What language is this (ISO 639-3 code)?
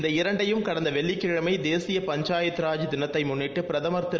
tam